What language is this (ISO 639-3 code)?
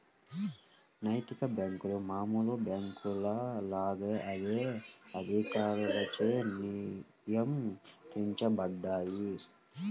tel